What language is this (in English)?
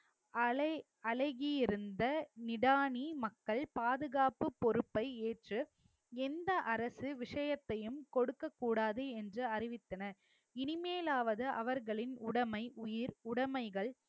Tamil